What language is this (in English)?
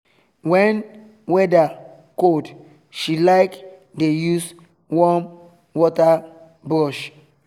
Nigerian Pidgin